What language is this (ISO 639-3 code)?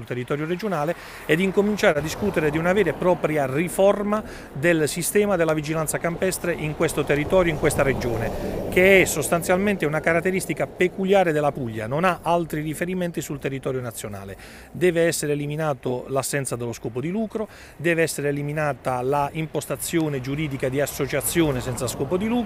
ita